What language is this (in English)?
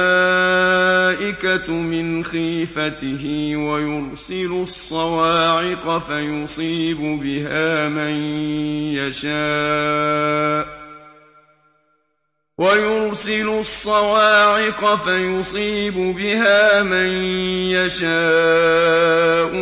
Arabic